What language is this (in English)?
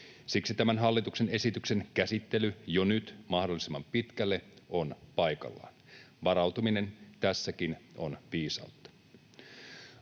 Finnish